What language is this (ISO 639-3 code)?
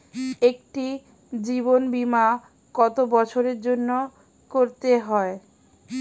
ben